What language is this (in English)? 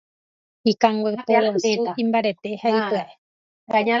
Guarani